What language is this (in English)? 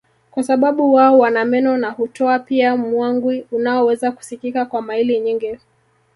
Swahili